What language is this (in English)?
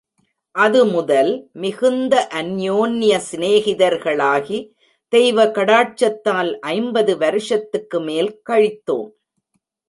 Tamil